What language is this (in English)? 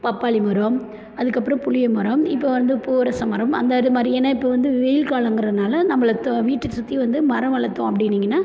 Tamil